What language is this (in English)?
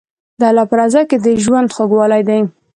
Pashto